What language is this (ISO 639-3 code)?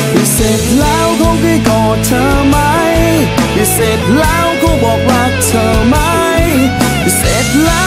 tha